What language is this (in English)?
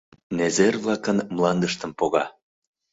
Mari